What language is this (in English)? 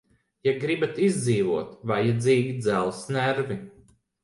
Latvian